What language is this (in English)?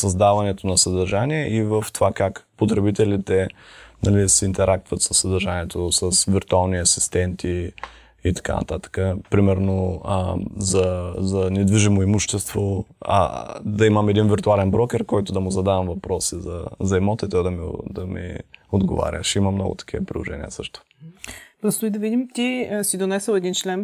Bulgarian